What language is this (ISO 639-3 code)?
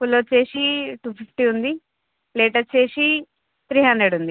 tel